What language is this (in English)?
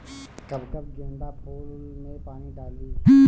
Bhojpuri